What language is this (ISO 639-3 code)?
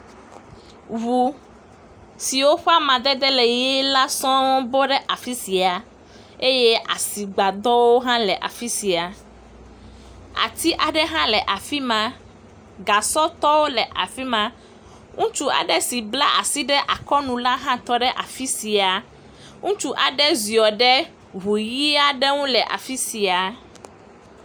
ewe